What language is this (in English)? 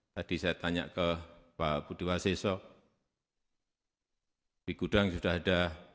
Indonesian